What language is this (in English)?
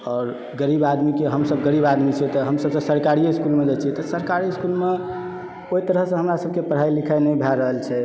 Maithili